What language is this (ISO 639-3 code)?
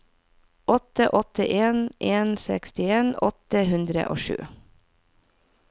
nor